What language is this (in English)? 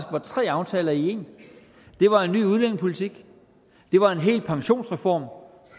Danish